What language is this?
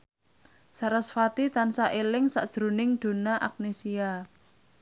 Javanese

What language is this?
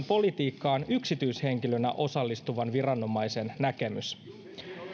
Finnish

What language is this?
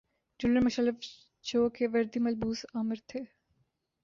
Urdu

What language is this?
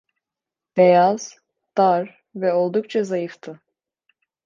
Turkish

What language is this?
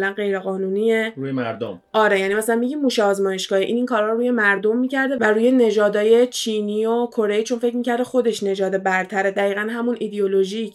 Persian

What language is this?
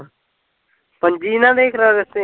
Punjabi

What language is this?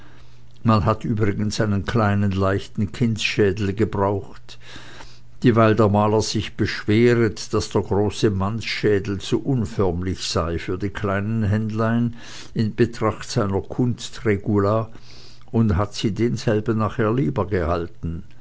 German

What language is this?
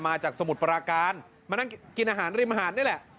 Thai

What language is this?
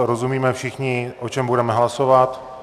Czech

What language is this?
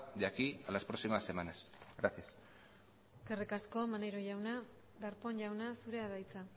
Basque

